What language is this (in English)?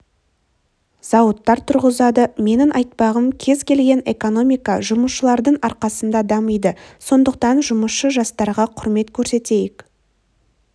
Kazakh